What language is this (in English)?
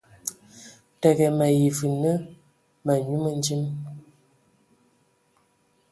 Ewondo